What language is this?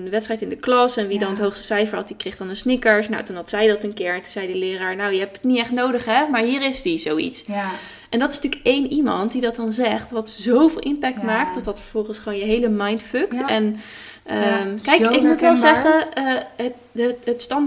Dutch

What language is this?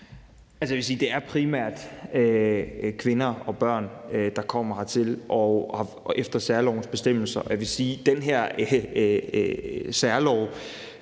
Danish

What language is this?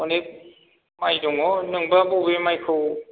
Bodo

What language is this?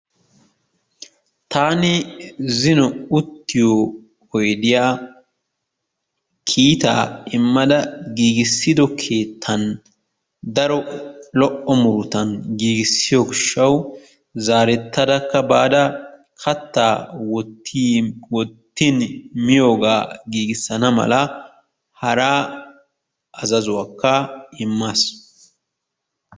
Wolaytta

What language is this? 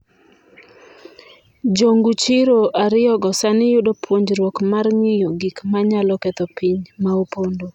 Luo (Kenya and Tanzania)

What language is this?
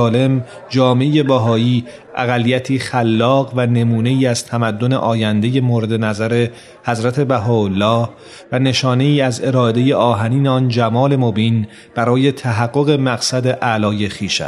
Persian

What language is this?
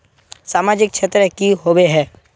Magahi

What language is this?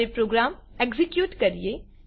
Gujarati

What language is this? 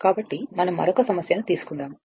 Telugu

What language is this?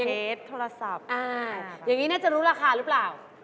Thai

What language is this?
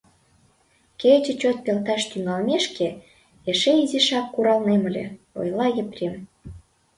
Mari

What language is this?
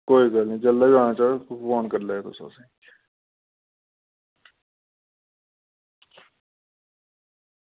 Dogri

